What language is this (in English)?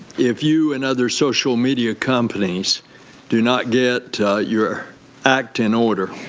English